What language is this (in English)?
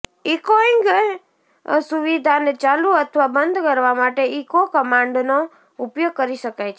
Gujarati